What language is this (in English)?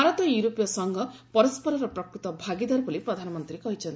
Odia